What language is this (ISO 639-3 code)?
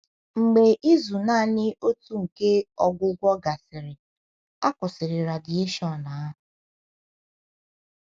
ibo